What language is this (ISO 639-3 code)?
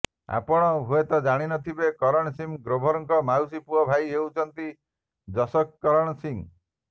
ori